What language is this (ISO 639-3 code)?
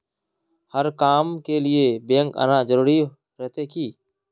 mag